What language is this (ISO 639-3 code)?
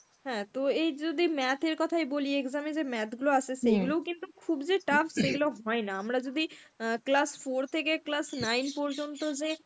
ben